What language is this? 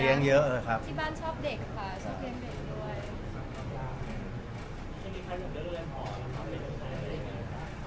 Thai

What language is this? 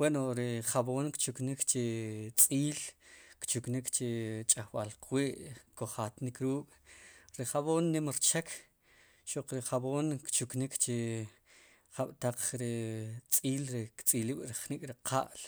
Sipacapense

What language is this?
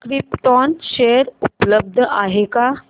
Marathi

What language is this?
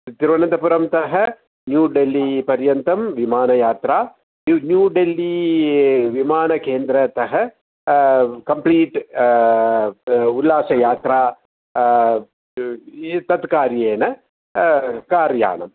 Sanskrit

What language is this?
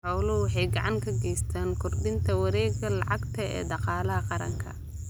Somali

